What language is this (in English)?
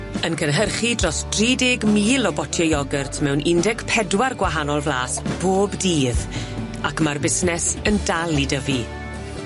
Welsh